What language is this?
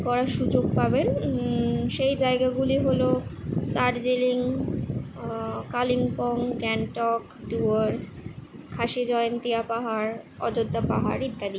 Bangla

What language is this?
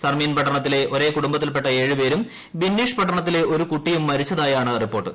Malayalam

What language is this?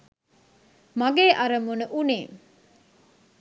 Sinhala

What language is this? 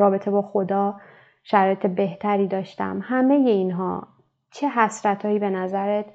Persian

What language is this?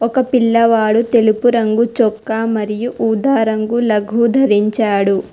Telugu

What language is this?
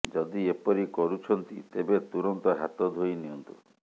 Odia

